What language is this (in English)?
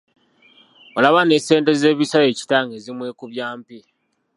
Ganda